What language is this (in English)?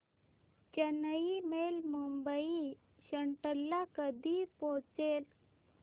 Marathi